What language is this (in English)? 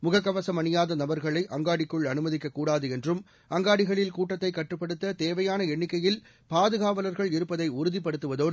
Tamil